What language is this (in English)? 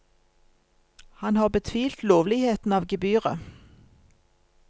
Norwegian